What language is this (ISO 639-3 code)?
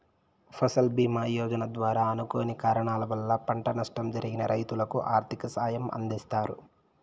tel